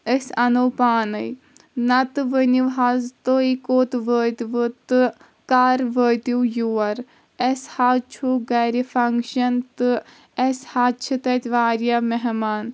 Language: Kashmiri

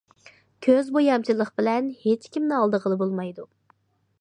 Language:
Uyghur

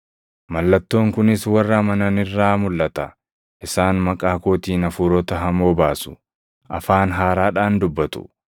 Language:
Oromo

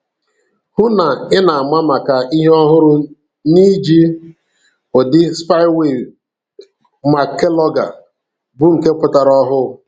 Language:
Igbo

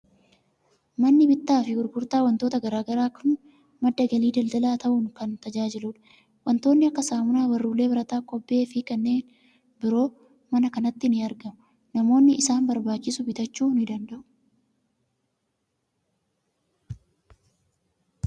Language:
Oromo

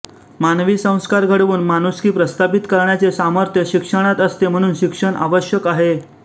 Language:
Marathi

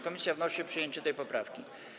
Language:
Polish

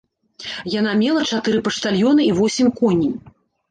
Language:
Belarusian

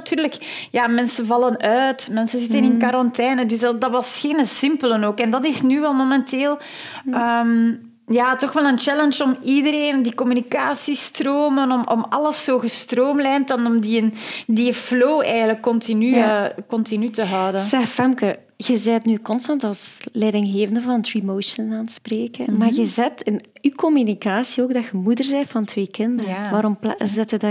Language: Dutch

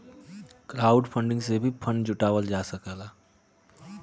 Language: Bhojpuri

